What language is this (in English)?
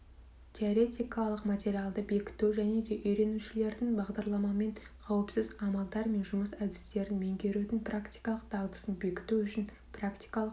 Kazakh